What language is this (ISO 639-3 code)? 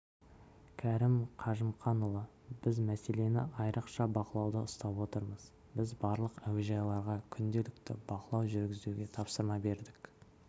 kaz